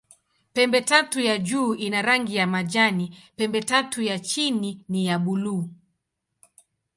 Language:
Swahili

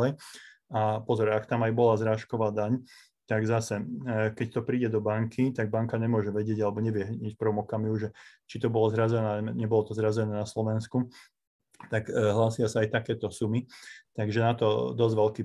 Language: Slovak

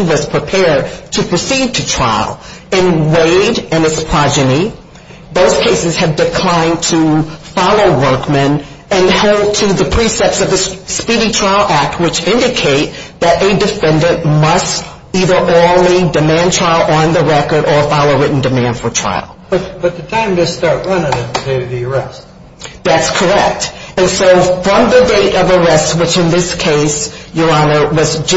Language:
English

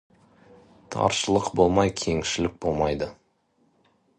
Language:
Kazakh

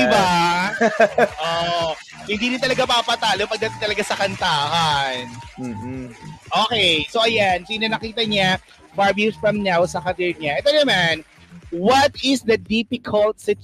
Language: Filipino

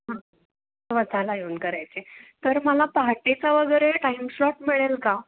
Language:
Marathi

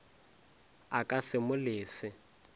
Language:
Northern Sotho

